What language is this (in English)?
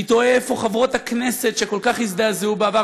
Hebrew